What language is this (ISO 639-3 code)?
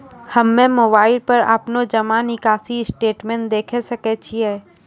mai